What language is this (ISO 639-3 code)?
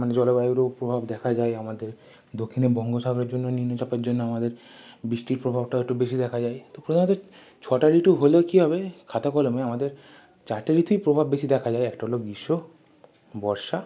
ben